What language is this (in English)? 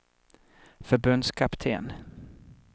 Swedish